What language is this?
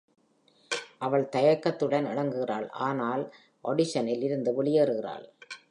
Tamil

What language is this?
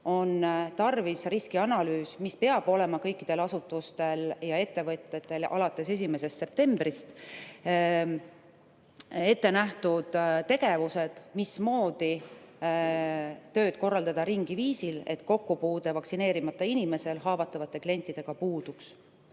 Estonian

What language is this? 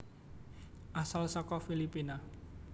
Javanese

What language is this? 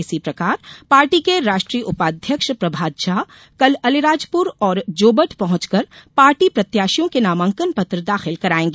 Hindi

